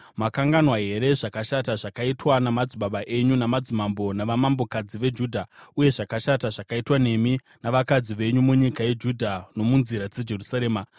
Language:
Shona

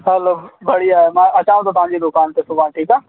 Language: Sindhi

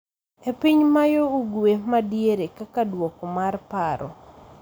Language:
Luo (Kenya and Tanzania)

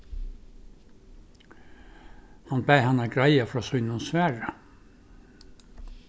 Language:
Faroese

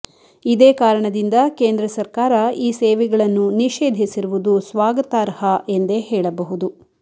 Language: Kannada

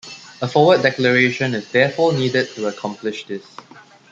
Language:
English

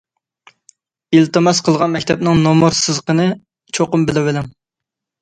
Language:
Uyghur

